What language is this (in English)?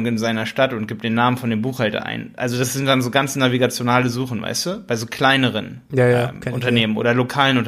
German